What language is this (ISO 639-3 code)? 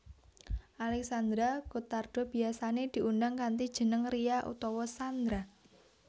jav